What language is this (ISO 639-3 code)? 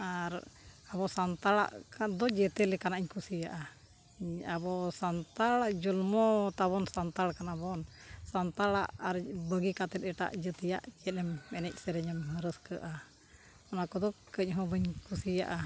sat